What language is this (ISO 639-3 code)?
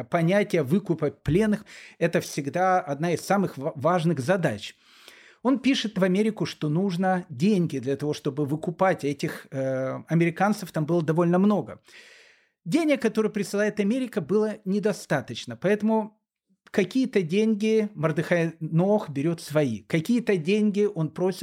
rus